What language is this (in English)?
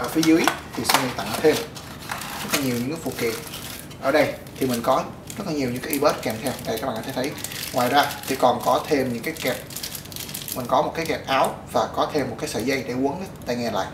Vietnamese